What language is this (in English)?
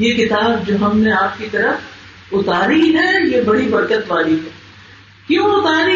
Urdu